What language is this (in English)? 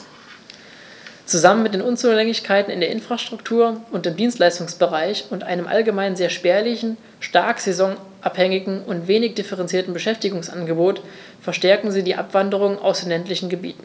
German